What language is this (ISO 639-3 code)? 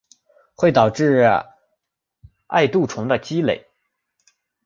zho